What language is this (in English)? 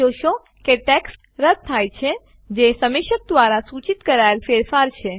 Gujarati